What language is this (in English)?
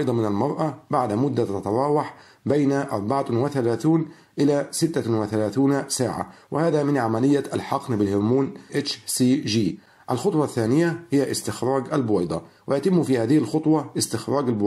Arabic